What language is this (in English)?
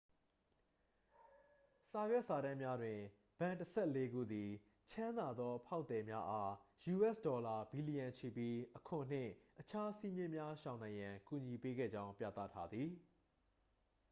Burmese